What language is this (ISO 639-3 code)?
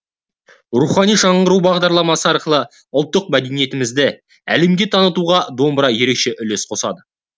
kaz